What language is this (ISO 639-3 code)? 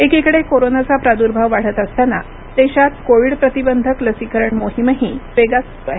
mar